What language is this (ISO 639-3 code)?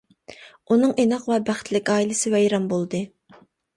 uig